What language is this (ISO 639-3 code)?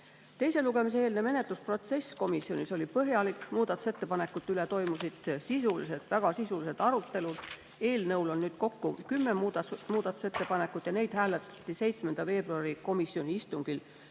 est